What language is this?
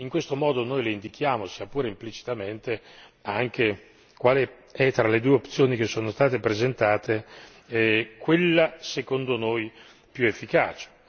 Italian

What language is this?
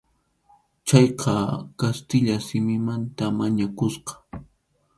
Arequipa-La Unión Quechua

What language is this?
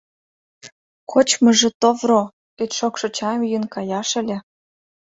Mari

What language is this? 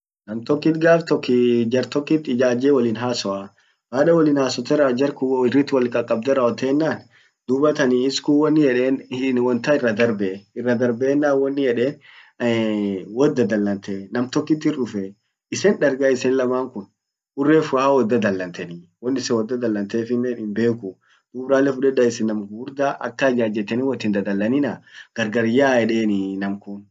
Orma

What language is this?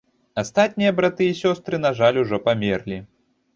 Belarusian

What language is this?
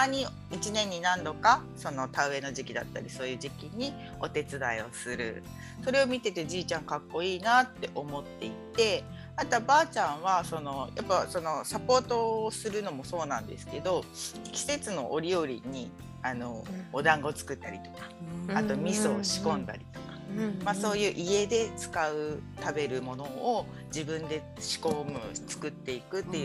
Japanese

